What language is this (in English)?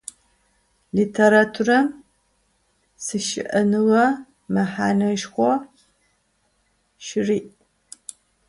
Adyghe